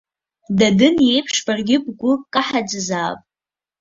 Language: Abkhazian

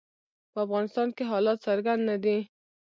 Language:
Pashto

